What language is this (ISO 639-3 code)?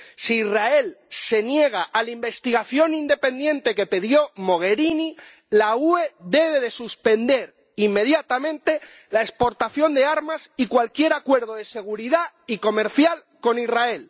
spa